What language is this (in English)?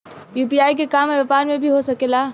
Bhojpuri